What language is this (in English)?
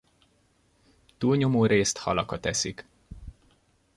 Hungarian